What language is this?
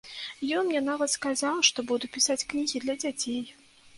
Belarusian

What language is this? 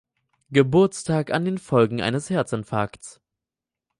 German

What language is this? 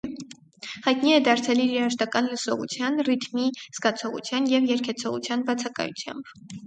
Armenian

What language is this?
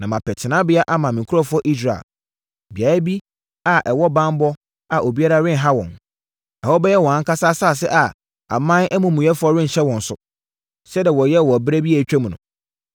Akan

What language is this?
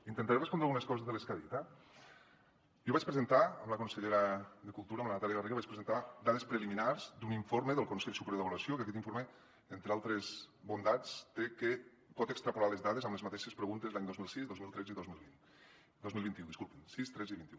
Catalan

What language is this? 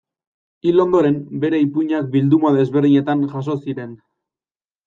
Basque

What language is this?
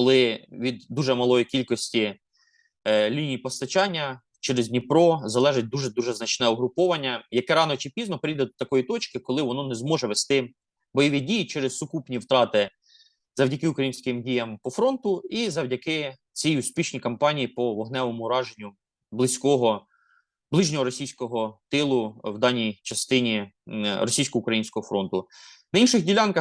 Ukrainian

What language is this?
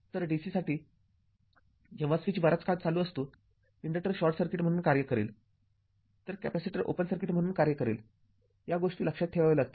Marathi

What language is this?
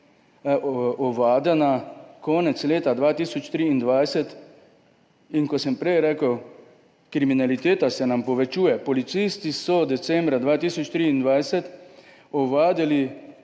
Slovenian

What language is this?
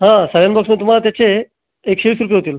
Marathi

